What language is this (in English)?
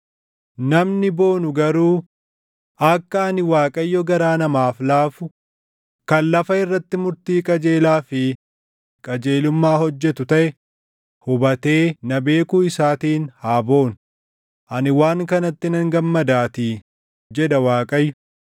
Oromo